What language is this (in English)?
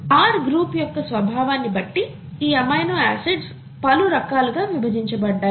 Telugu